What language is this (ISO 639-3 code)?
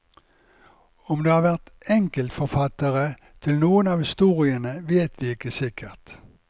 nor